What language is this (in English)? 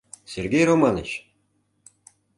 Mari